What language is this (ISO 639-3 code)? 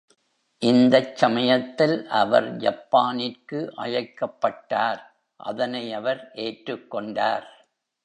tam